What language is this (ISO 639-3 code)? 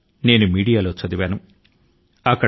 tel